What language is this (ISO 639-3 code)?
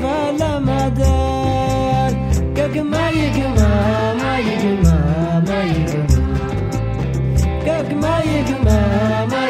ara